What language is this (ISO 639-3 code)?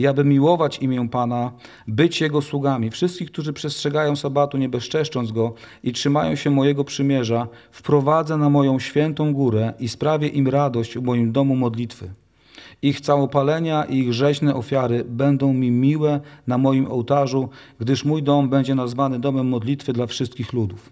pol